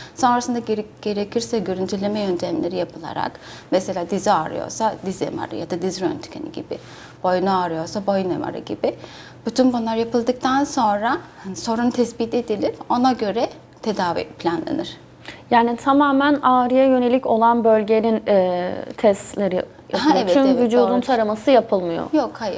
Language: Turkish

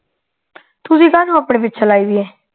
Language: Punjabi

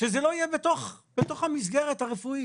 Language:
Hebrew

